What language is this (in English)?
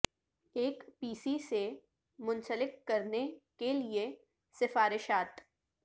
Urdu